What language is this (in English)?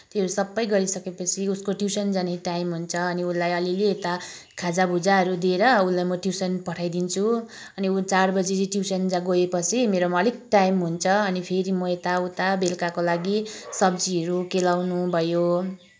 Nepali